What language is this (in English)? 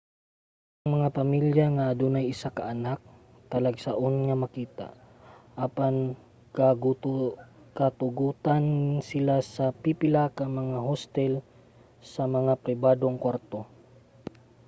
Cebuano